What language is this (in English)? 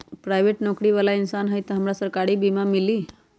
Magahi